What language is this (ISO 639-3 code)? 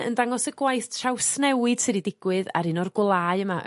cym